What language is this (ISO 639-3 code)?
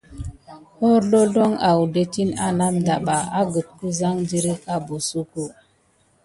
gid